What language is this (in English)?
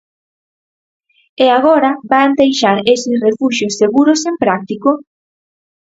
Galician